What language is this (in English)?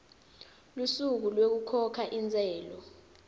Swati